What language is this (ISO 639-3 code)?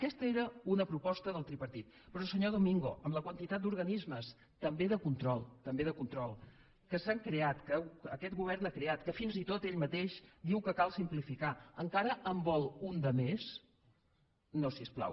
cat